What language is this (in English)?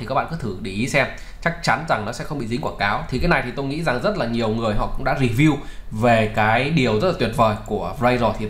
Vietnamese